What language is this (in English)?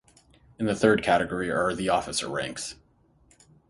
English